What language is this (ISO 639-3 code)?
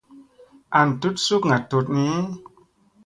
mse